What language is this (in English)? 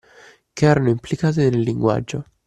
Italian